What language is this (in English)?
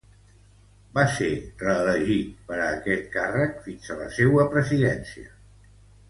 Catalan